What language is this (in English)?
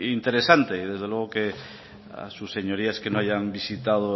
Spanish